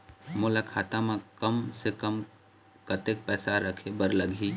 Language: Chhattisgarhi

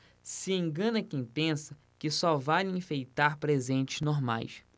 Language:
Portuguese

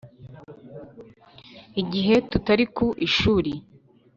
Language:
Kinyarwanda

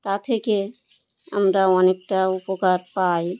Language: Bangla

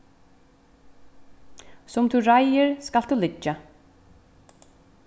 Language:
Faroese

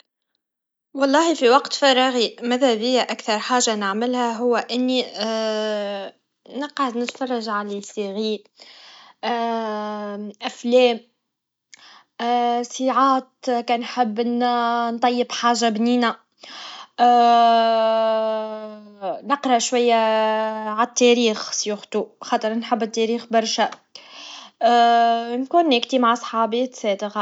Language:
Tunisian Arabic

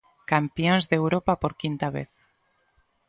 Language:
Galician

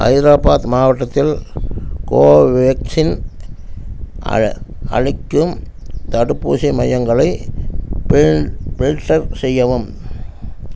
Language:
Tamil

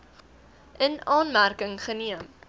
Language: Afrikaans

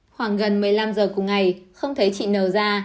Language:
Vietnamese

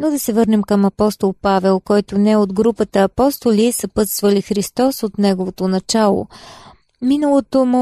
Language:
Bulgarian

